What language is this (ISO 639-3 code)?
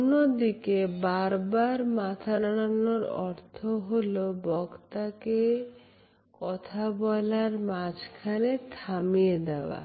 ben